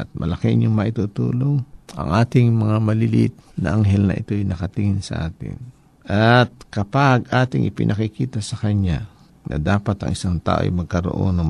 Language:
Filipino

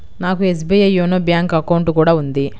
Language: Telugu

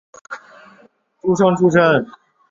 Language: Chinese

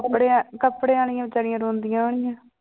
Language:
Punjabi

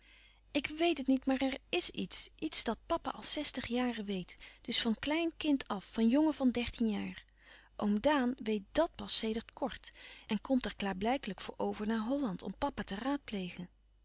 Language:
Dutch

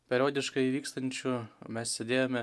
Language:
Lithuanian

